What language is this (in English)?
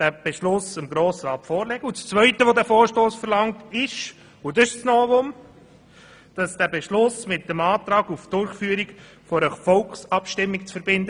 Swiss German